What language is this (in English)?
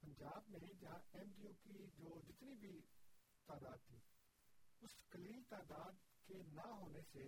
Urdu